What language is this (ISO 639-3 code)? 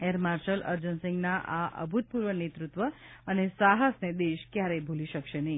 guj